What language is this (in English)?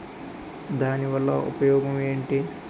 Telugu